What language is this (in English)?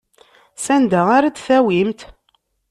Kabyle